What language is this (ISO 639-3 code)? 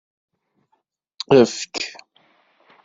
kab